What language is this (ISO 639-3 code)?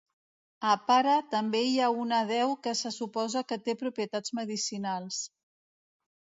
cat